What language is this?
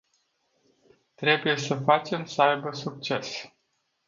Romanian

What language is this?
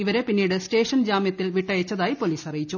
Malayalam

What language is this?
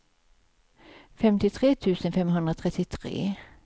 Swedish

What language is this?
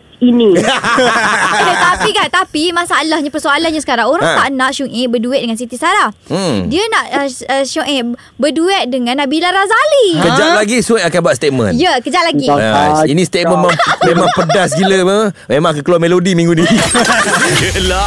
Malay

